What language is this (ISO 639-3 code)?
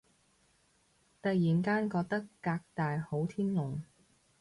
yue